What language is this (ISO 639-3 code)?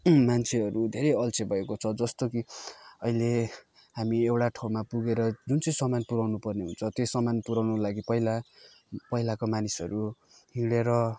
nep